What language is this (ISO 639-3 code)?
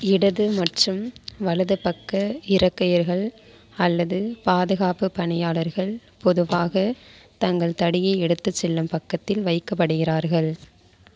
tam